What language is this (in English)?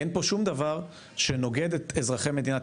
Hebrew